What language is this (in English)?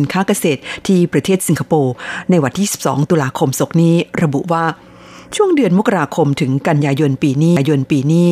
Thai